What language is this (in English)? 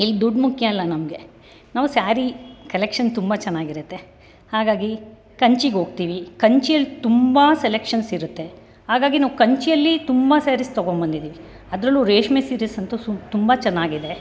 Kannada